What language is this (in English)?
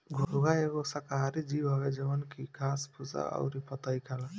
Bhojpuri